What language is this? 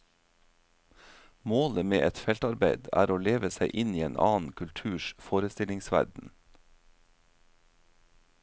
Norwegian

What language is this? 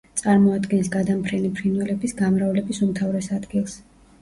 Georgian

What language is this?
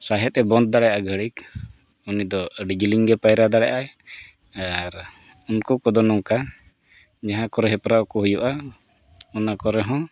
Santali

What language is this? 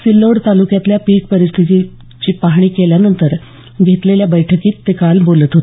Marathi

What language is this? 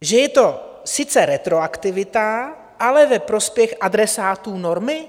Czech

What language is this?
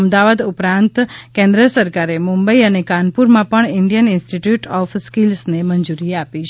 Gujarati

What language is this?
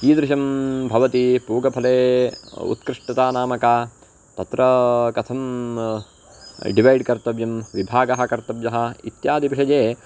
Sanskrit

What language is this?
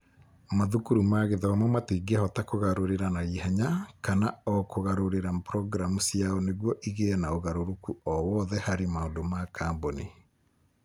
Kikuyu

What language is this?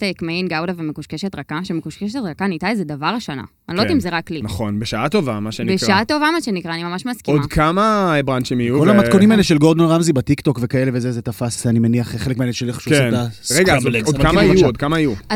Hebrew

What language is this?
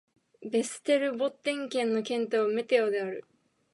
Japanese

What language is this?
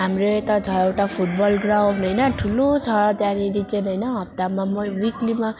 Nepali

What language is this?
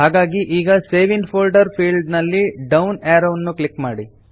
Kannada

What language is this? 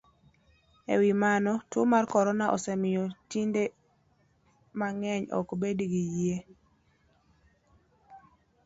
Luo (Kenya and Tanzania)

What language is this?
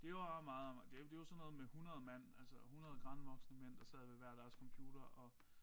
Danish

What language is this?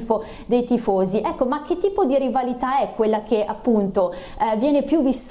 Italian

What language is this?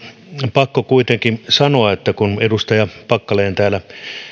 Finnish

